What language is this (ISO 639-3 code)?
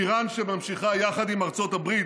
heb